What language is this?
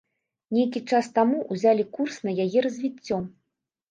Belarusian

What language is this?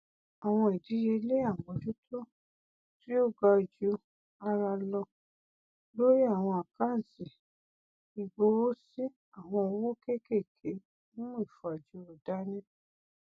Yoruba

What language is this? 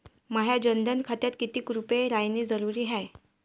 Marathi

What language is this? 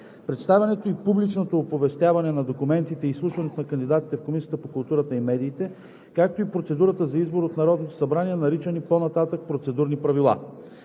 Bulgarian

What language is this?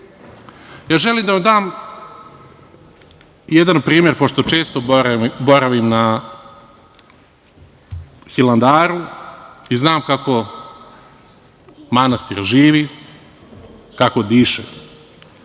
Serbian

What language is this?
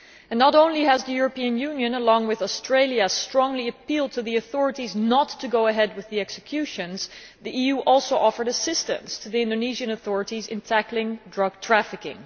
English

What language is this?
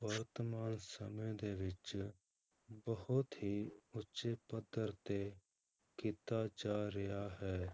Punjabi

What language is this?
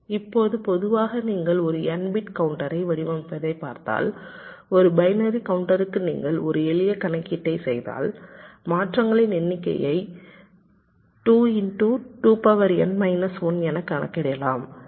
Tamil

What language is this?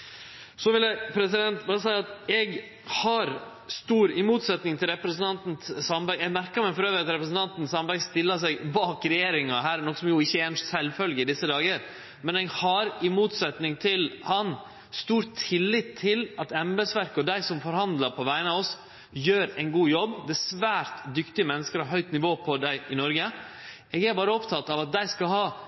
Norwegian Nynorsk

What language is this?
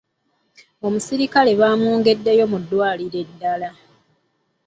Ganda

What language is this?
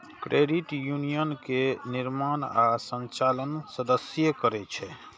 Maithili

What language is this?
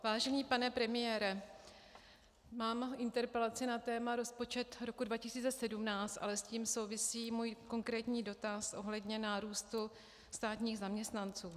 Czech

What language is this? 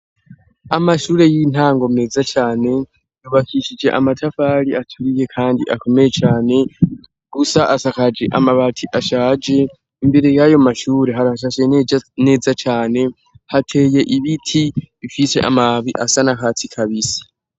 Rundi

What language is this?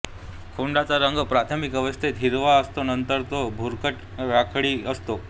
Marathi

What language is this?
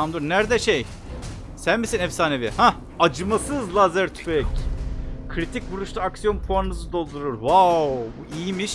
Turkish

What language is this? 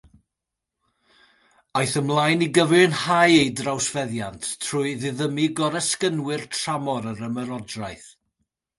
Welsh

